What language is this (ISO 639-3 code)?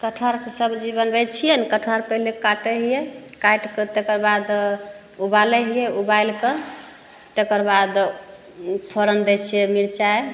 mai